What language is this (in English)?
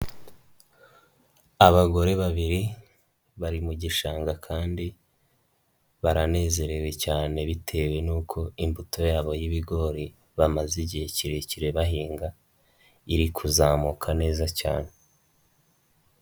Kinyarwanda